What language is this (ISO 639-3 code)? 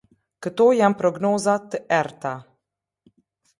sqi